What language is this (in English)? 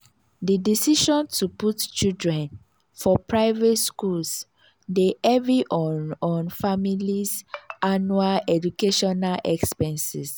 Nigerian Pidgin